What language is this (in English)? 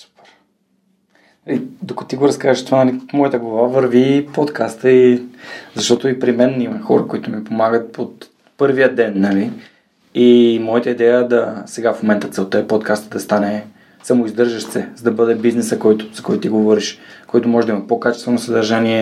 Bulgarian